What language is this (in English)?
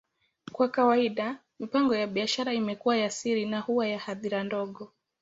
Swahili